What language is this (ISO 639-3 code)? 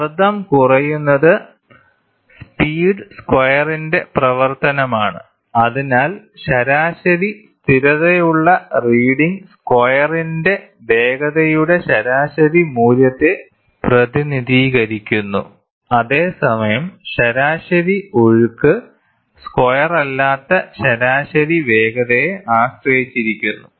mal